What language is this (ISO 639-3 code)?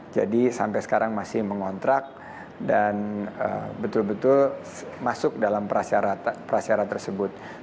ind